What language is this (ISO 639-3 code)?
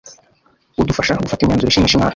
kin